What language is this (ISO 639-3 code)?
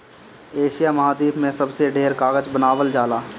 bho